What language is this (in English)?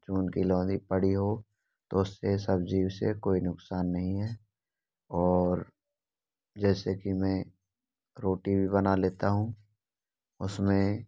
Hindi